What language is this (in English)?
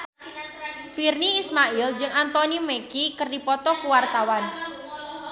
Sundanese